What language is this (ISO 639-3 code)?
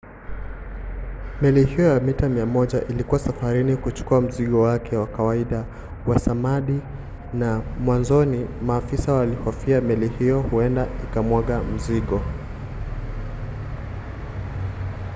swa